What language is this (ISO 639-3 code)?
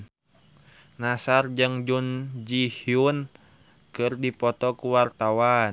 sun